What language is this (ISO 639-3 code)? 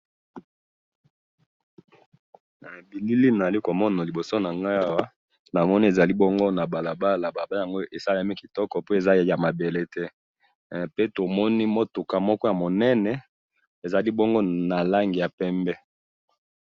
lin